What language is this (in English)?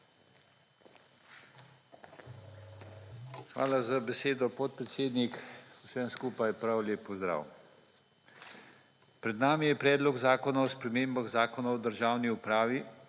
Slovenian